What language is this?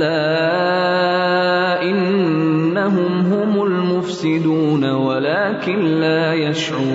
Urdu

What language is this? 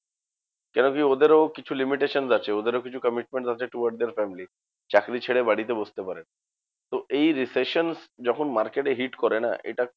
Bangla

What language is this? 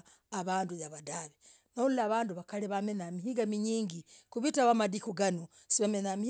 Logooli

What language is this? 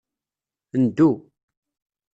Kabyle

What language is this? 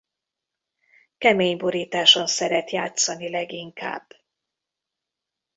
Hungarian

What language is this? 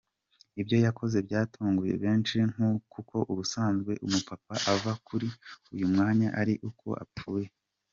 Kinyarwanda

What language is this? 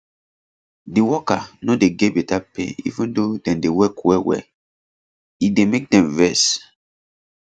Nigerian Pidgin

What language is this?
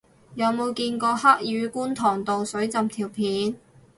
Cantonese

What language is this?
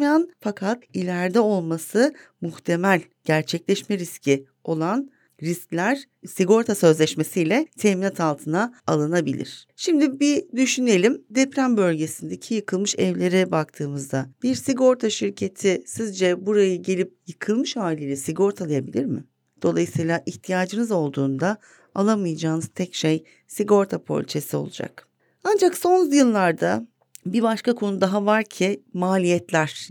Turkish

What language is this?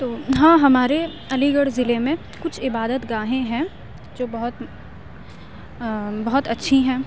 Urdu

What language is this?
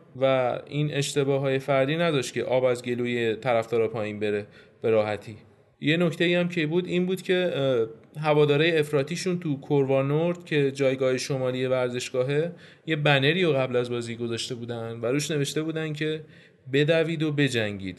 Persian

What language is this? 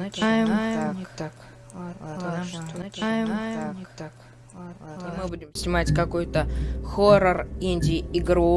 Russian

